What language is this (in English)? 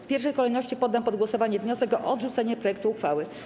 Polish